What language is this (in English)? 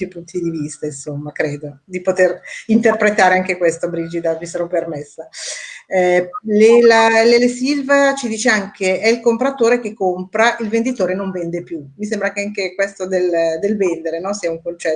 Italian